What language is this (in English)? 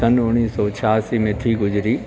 Sindhi